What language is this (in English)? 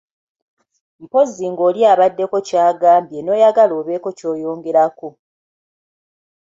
Ganda